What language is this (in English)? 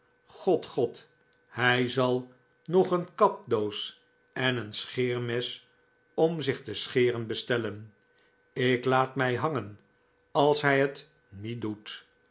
Dutch